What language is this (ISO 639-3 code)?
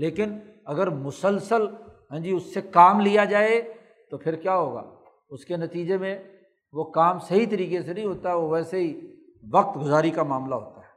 urd